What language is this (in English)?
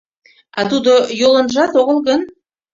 Mari